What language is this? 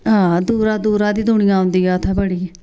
Dogri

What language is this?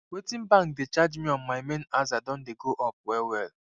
Nigerian Pidgin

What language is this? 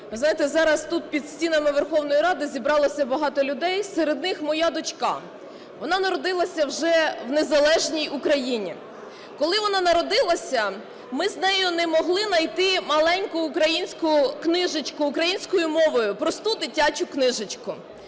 Ukrainian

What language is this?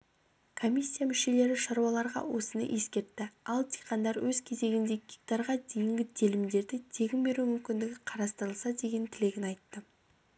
Kazakh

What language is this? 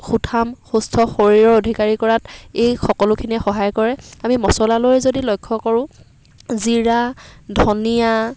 Assamese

